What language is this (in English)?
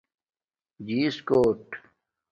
Domaaki